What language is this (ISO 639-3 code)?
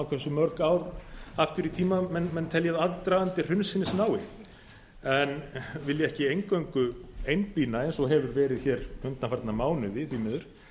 isl